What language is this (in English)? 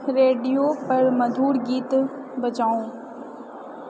Maithili